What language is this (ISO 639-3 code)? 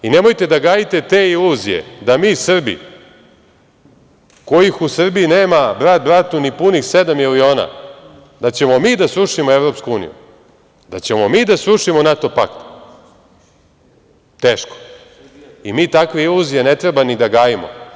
srp